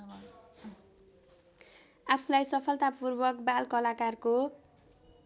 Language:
Nepali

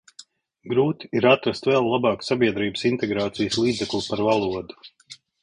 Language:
Latvian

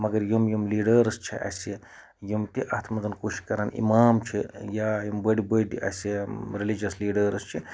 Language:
Kashmiri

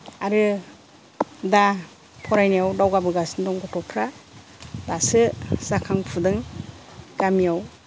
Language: Bodo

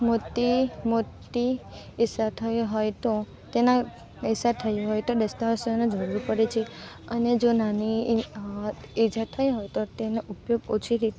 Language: Gujarati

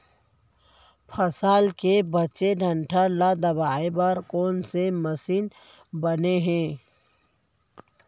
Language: Chhattisgarhi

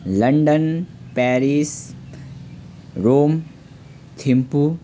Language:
Nepali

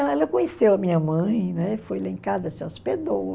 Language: Portuguese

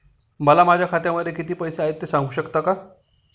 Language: Marathi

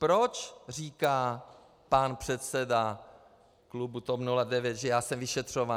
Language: Czech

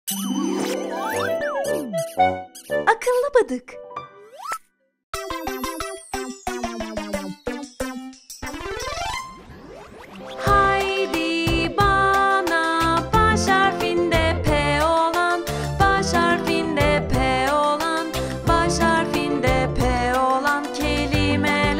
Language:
Hebrew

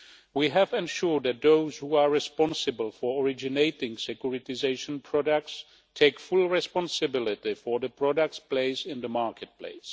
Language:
English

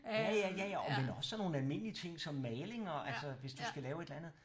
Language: Danish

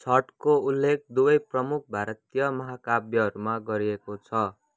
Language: Nepali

